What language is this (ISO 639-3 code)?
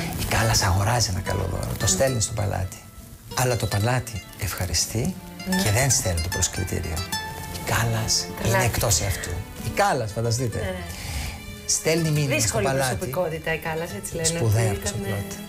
ell